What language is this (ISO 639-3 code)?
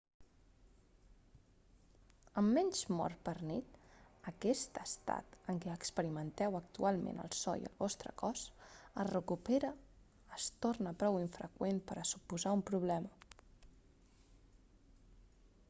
cat